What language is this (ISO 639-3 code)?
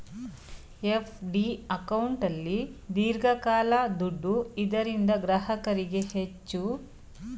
kan